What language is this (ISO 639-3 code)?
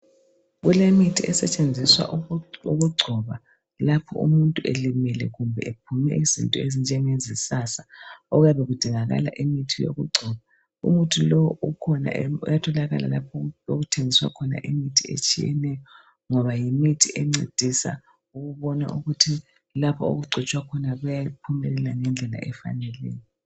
nde